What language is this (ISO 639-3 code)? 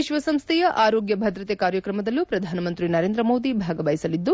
kan